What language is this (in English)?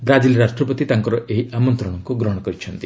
Odia